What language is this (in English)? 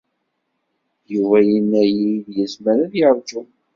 Kabyle